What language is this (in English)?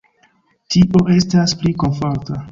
Esperanto